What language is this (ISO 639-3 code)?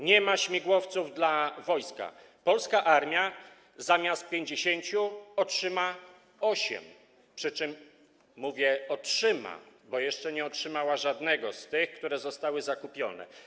pol